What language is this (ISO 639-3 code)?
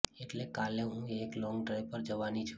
guj